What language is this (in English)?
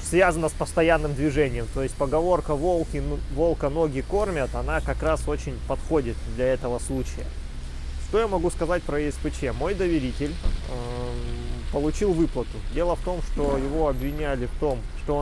Russian